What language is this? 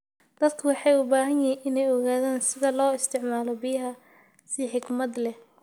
Somali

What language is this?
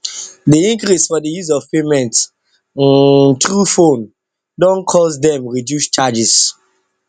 Nigerian Pidgin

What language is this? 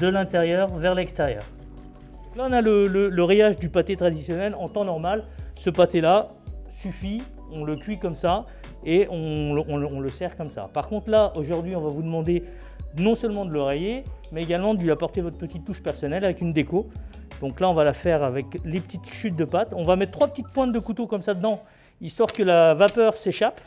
French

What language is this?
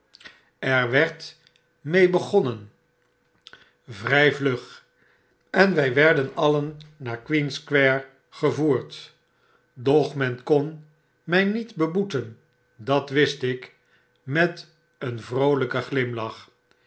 Dutch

